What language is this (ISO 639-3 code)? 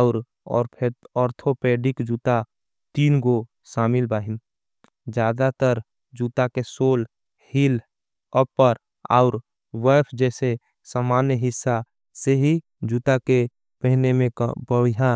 anp